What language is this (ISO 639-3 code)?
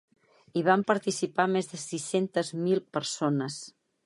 cat